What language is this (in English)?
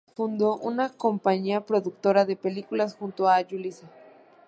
Spanish